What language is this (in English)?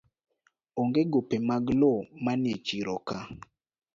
Luo (Kenya and Tanzania)